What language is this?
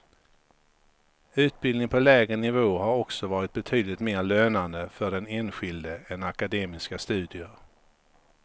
Swedish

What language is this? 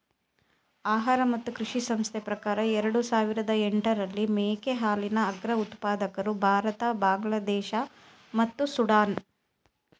Kannada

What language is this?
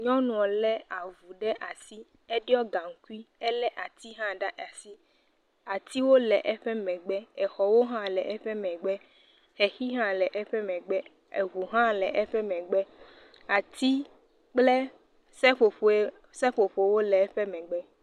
Ewe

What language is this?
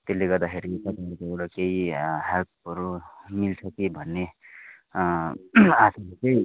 Nepali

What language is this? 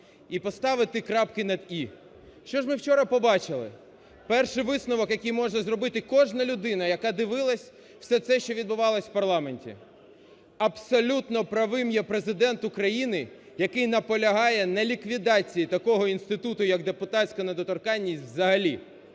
Ukrainian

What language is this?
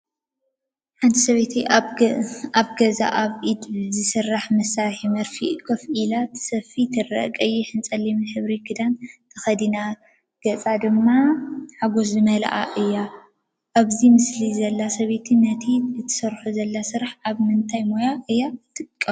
Tigrinya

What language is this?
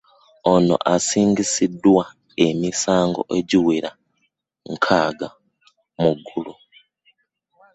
Ganda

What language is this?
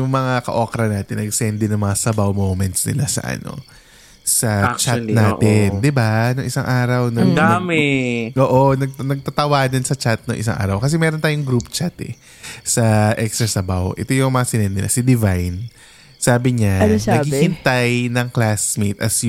Filipino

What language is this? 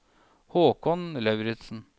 Norwegian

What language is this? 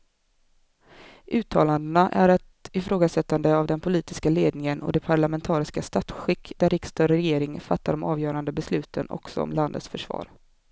Swedish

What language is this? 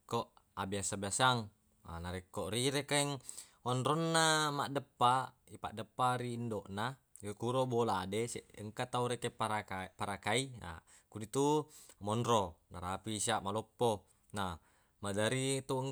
Buginese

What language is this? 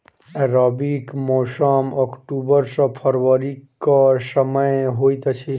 Maithili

